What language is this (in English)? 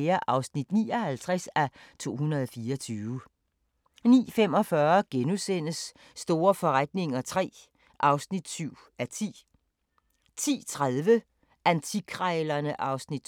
Danish